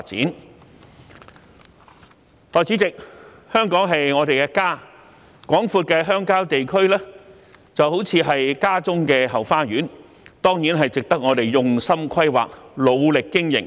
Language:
Cantonese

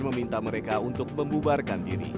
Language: Indonesian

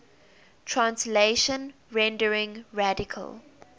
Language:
English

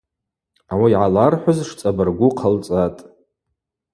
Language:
Abaza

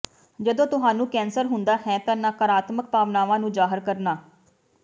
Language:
Punjabi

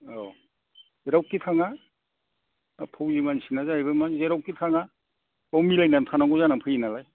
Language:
Bodo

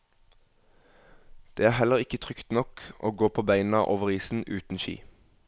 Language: Norwegian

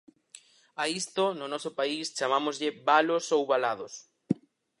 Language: Galician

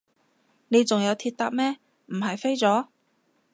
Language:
Cantonese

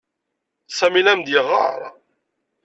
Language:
Kabyle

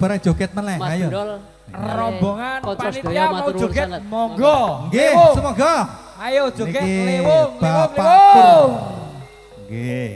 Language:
Indonesian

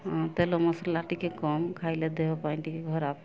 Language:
Odia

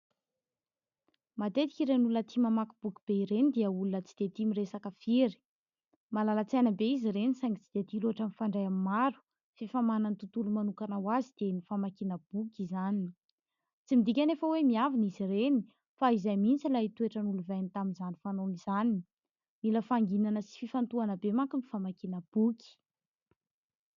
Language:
Malagasy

